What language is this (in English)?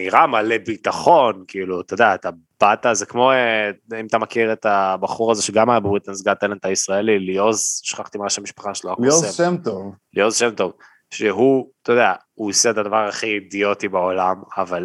Hebrew